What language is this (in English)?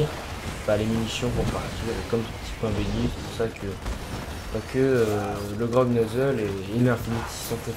French